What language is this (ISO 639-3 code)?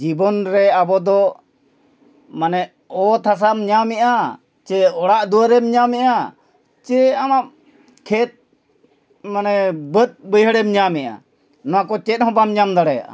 sat